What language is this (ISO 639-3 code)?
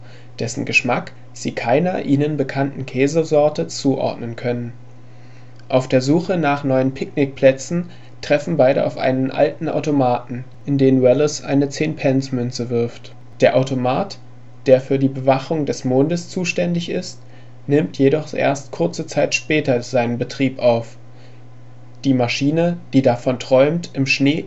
deu